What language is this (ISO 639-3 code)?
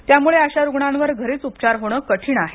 mar